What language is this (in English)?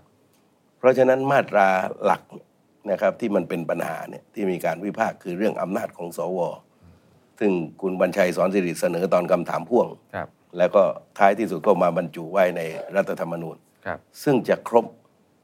Thai